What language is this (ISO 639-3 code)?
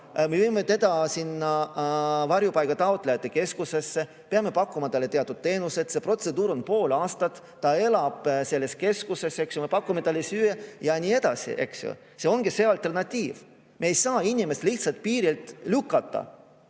est